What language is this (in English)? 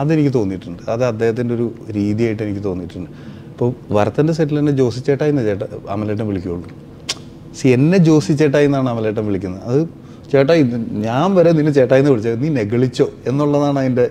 Malayalam